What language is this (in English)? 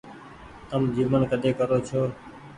Goaria